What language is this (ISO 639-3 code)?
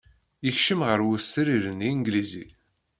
kab